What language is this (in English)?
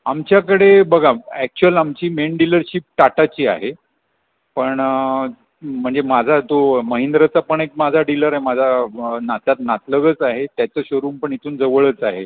Marathi